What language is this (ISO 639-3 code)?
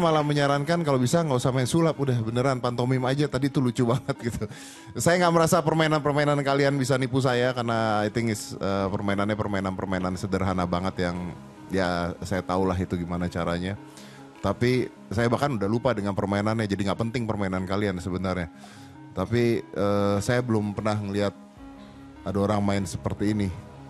ind